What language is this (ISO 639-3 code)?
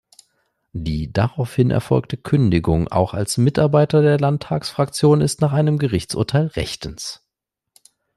deu